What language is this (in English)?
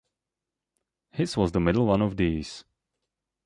English